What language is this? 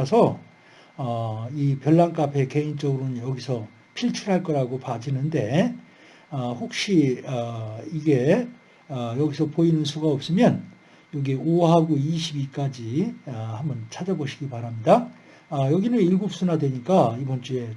Korean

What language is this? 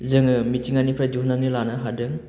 Bodo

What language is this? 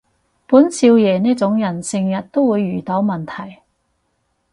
Cantonese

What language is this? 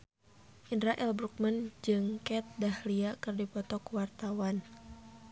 Sundanese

